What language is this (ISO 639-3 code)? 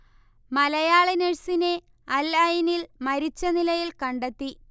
mal